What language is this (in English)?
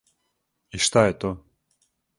Serbian